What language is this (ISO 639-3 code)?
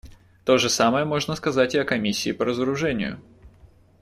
rus